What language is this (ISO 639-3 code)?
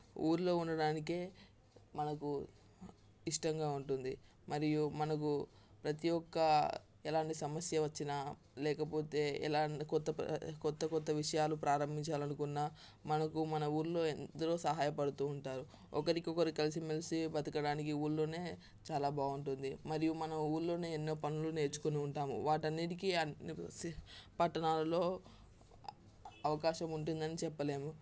tel